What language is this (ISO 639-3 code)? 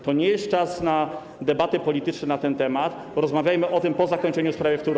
pol